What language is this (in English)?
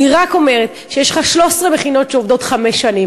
Hebrew